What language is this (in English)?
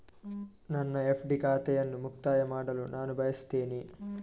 Kannada